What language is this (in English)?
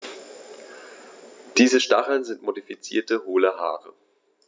German